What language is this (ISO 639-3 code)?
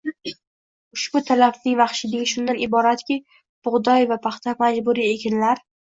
uzb